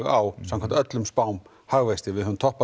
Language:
Icelandic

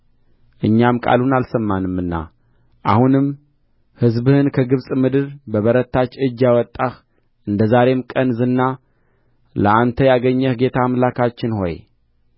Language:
Amharic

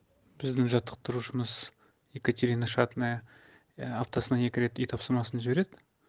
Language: Kazakh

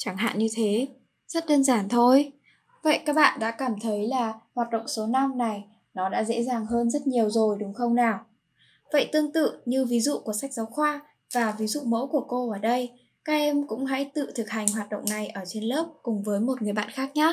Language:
Vietnamese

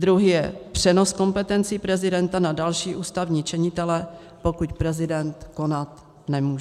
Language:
Czech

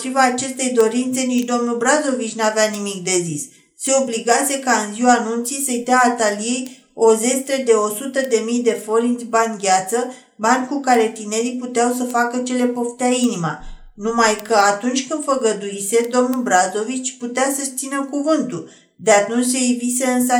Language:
Romanian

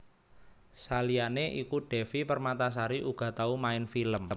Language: Javanese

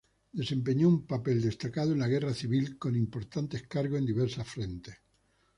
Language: Spanish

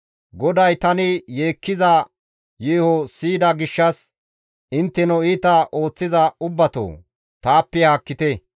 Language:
Gamo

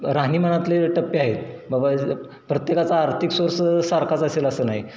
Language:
Marathi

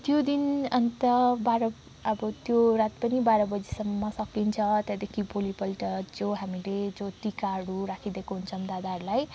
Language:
Nepali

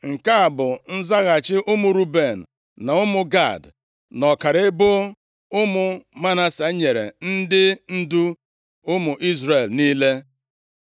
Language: Igbo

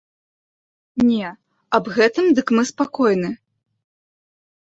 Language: Belarusian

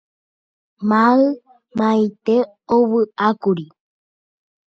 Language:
Guarani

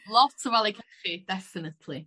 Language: Welsh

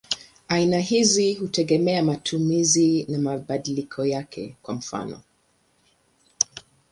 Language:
Swahili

